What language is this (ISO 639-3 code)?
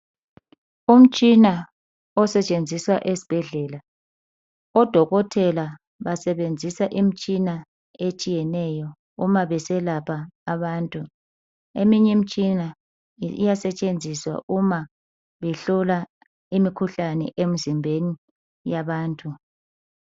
nde